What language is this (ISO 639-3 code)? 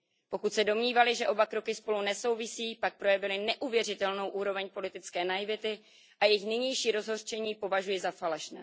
ces